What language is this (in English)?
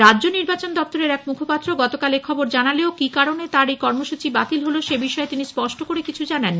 Bangla